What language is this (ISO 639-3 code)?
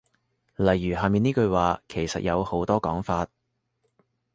yue